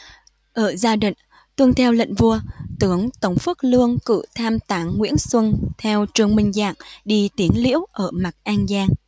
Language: Vietnamese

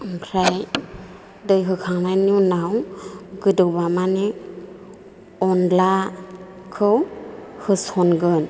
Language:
Bodo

